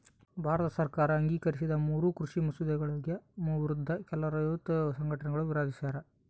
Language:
Kannada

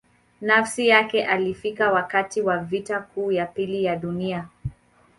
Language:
Swahili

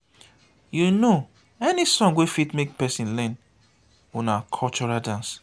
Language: Nigerian Pidgin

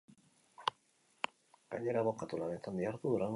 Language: Basque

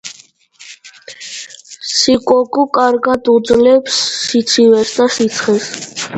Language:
Georgian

